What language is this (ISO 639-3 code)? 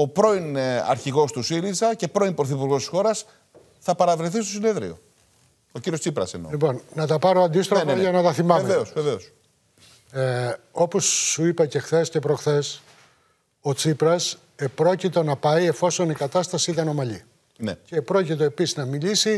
ell